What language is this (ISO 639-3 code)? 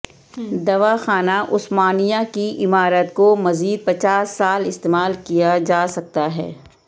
urd